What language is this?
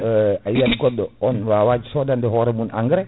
Fula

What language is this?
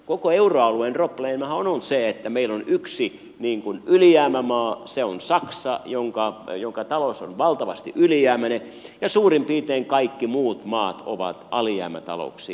Finnish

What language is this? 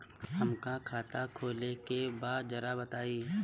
Bhojpuri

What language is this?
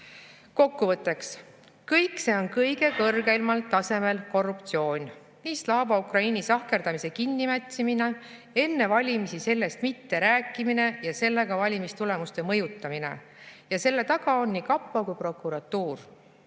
Estonian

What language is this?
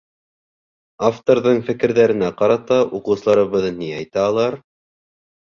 Bashkir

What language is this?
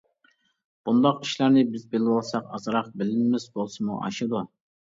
Uyghur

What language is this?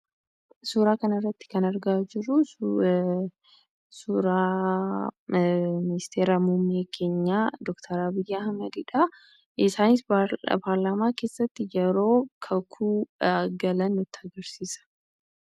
Oromo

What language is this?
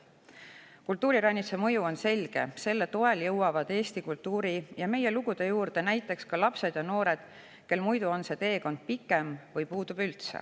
Estonian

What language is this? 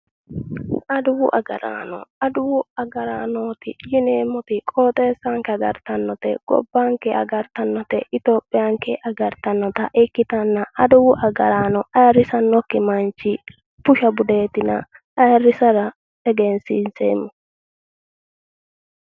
Sidamo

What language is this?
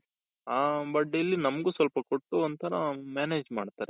Kannada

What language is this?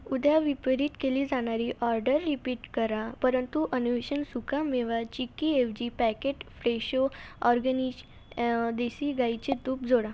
Marathi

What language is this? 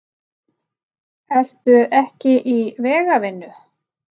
Icelandic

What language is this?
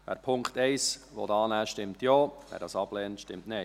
Swiss German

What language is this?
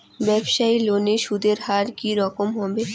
Bangla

